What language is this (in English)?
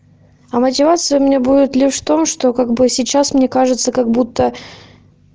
Russian